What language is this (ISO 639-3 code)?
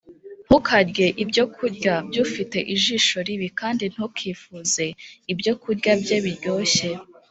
kin